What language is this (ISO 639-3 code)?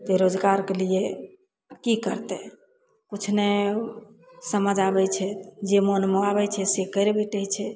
mai